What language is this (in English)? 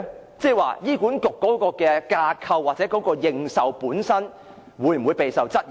Cantonese